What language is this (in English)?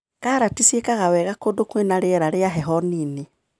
Kikuyu